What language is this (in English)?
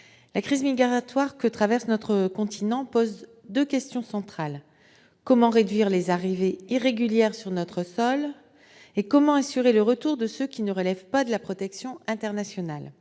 French